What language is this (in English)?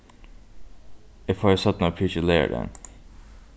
Faroese